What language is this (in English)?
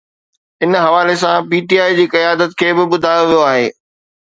Sindhi